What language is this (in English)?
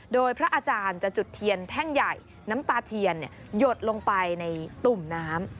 Thai